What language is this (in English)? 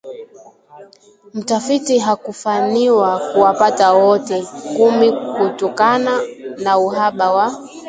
Swahili